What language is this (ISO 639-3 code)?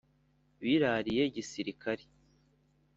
kin